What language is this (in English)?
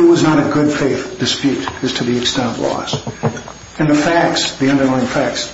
English